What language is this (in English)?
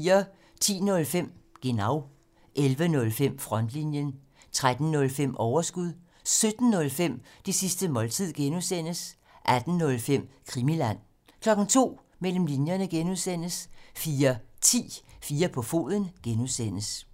Danish